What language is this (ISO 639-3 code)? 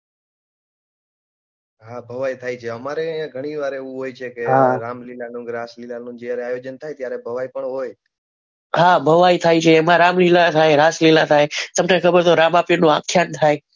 guj